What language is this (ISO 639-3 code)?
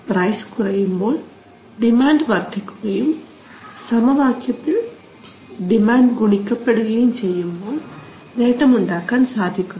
mal